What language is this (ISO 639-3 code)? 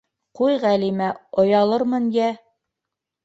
bak